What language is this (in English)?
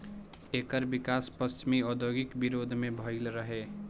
Bhojpuri